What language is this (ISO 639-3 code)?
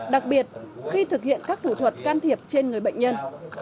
vie